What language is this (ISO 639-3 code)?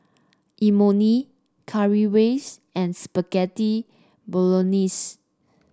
eng